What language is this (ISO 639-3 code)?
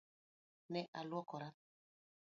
luo